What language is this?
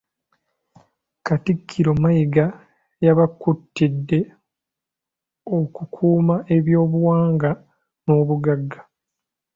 Ganda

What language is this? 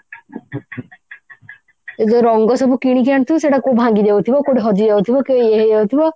Odia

